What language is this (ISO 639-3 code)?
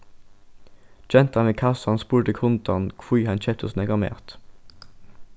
fao